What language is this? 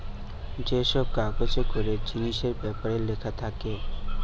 Bangla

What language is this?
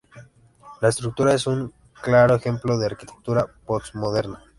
Spanish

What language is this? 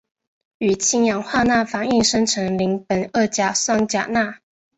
Chinese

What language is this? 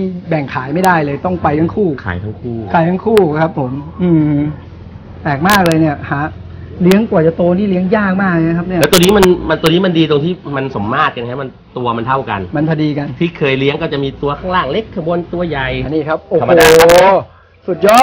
Thai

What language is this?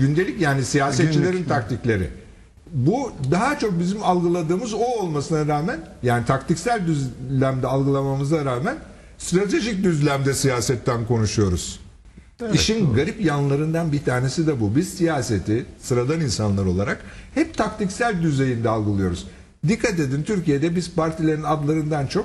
Turkish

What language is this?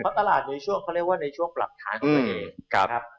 Thai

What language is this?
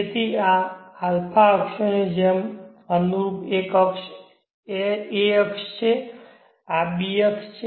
Gujarati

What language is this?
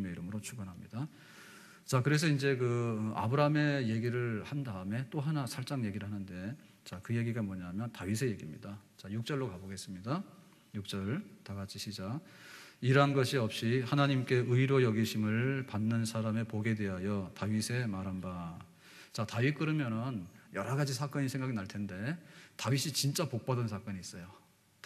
Korean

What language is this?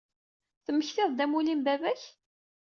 Kabyle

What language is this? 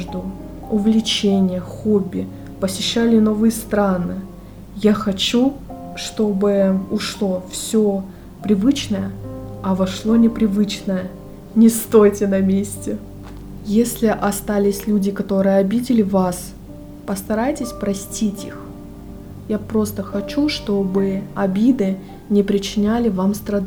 Russian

